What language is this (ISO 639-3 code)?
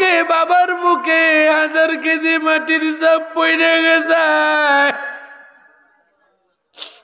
ara